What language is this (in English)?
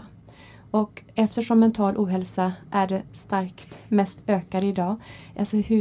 Swedish